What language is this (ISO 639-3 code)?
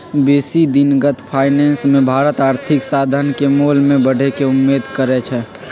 mag